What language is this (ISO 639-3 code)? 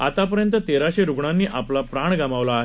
mar